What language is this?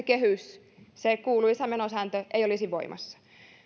Finnish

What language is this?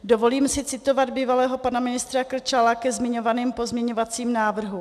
Czech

